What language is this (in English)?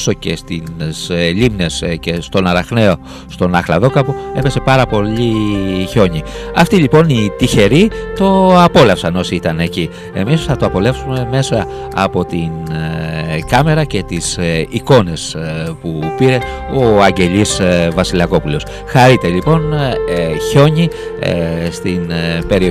Greek